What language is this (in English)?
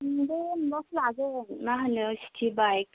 Bodo